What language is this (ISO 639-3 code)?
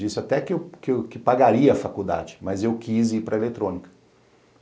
por